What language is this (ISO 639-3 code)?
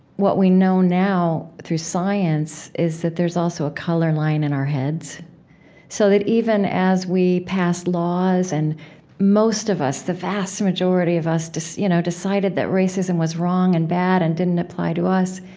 eng